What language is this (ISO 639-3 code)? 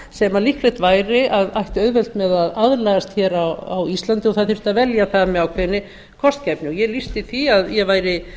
isl